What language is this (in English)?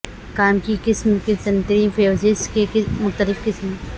Urdu